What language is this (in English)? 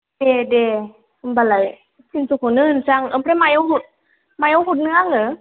Bodo